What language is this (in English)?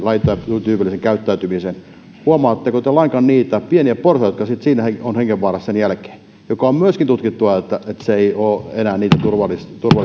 Finnish